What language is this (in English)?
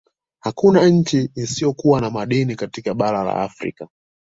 Swahili